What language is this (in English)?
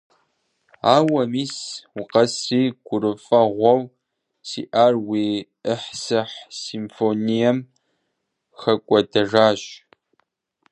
Kabardian